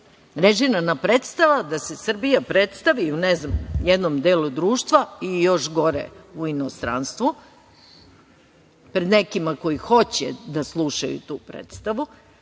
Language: Serbian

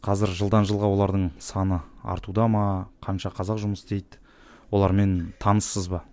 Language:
Kazakh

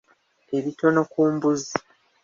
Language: Ganda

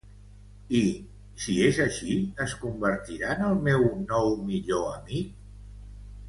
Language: Catalan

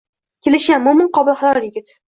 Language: Uzbek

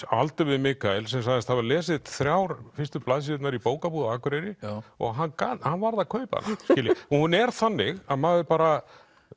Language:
Icelandic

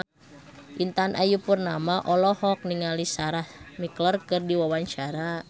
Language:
Sundanese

